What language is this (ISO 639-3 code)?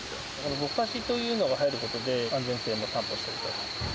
jpn